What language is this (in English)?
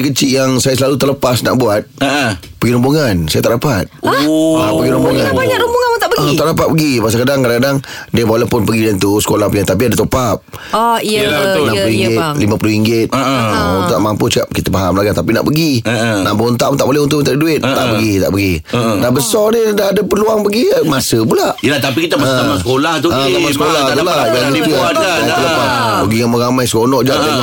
Malay